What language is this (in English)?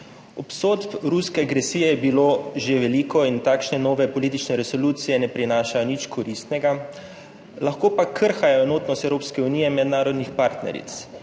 Slovenian